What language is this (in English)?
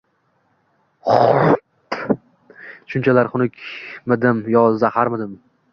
Uzbek